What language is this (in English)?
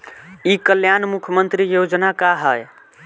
Bhojpuri